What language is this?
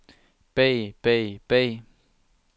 Danish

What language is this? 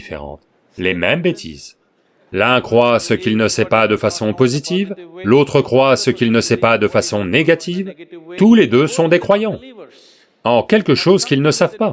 French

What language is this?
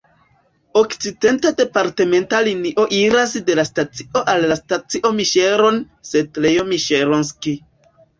Esperanto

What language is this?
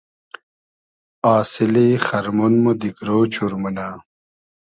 Hazaragi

